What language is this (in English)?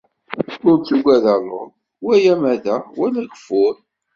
Kabyle